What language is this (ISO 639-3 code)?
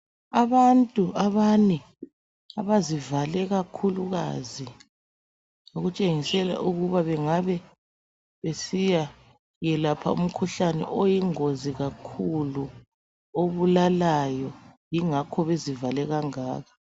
nde